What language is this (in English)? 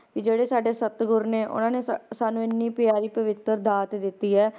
Punjabi